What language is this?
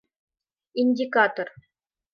Mari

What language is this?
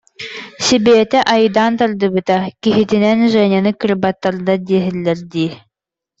Yakut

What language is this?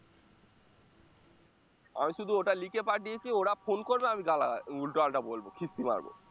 Bangla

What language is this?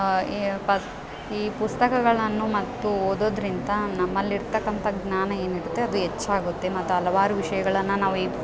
Kannada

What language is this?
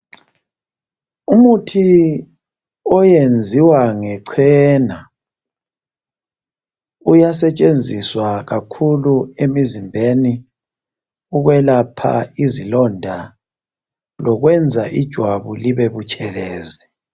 North Ndebele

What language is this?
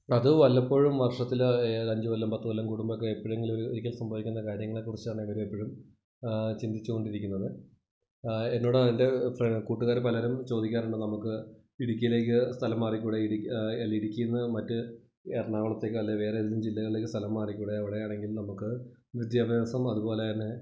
Malayalam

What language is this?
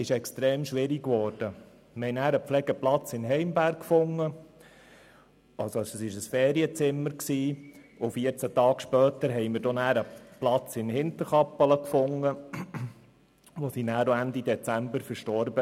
Swiss German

